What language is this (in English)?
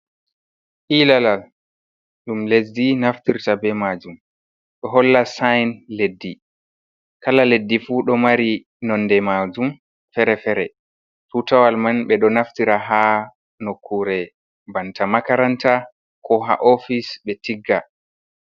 Fula